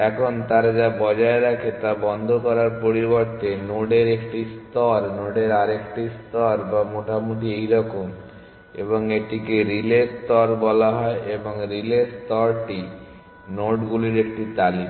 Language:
Bangla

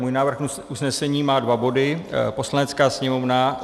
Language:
Czech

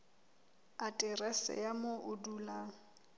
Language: Southern Sotho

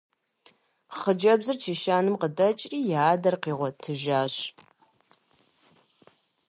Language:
Kabardian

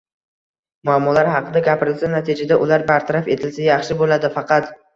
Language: Uzbek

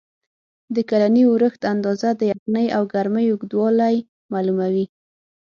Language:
Pashto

